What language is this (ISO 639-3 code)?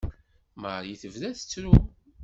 kab